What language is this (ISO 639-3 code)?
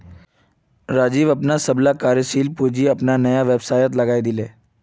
mag